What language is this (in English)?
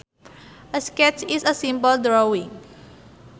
Sundanese